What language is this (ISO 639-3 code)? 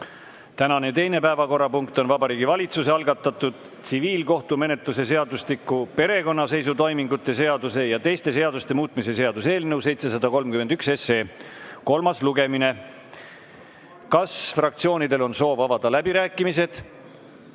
est